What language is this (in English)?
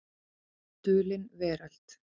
Icelandic